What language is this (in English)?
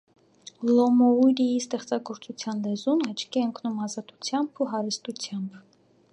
Armenian